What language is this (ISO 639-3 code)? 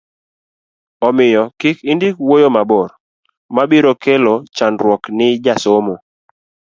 luo